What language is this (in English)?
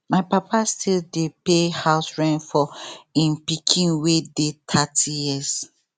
Nigerian Pidgin